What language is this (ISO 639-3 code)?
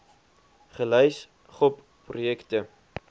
afr